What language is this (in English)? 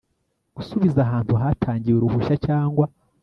Kinyarwanda